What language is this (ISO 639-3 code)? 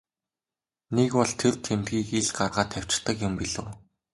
mon